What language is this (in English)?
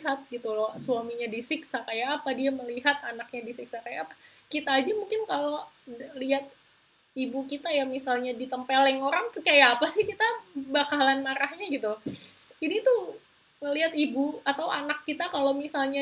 Indonesian